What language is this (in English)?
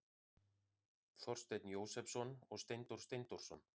Icelandic